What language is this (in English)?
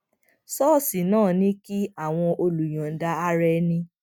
Yoruba